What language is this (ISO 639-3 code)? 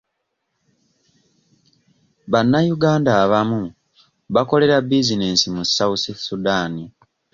lug